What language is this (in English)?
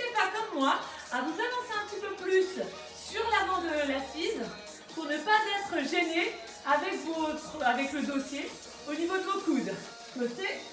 French